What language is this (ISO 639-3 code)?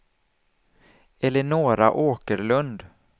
swe